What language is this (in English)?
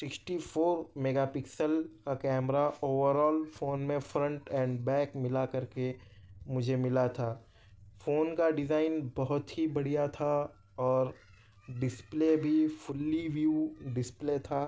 Urdu